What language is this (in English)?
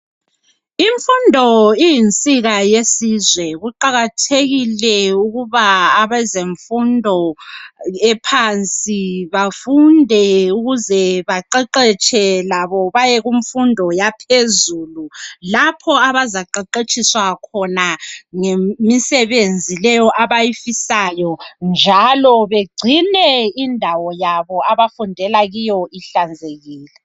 North Ndebele